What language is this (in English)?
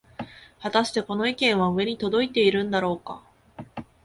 Japanese